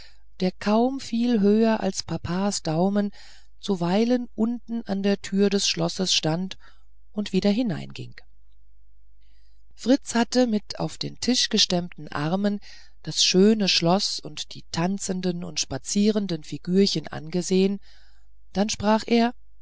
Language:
German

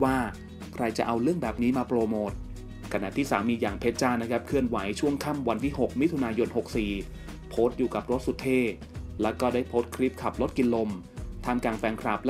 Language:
Thai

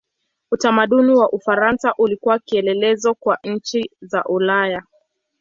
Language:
Swahili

